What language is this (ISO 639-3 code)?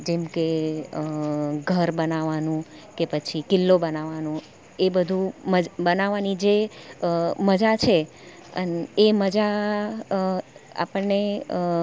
guj